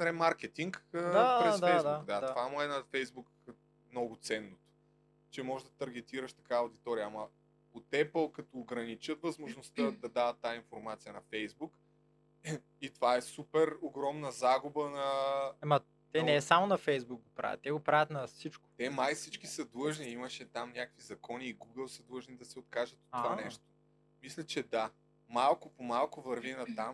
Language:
Bulgarian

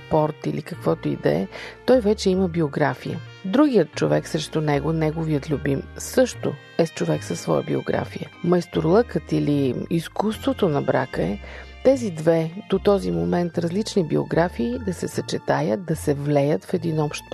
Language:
Bulgarian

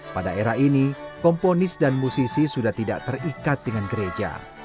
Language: Indonesian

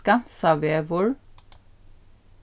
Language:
Faroese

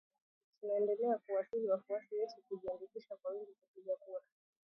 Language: Swahili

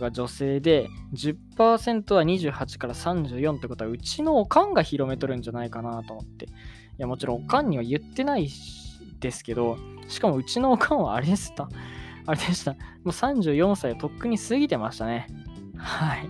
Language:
Japanese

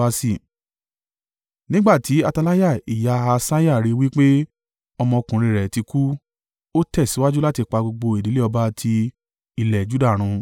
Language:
Yoruba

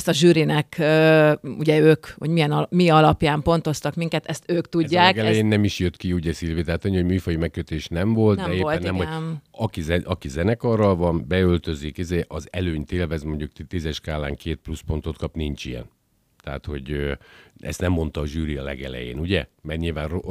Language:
Hungarian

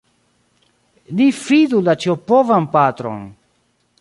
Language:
Esperanto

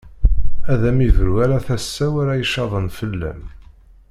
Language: Kabyle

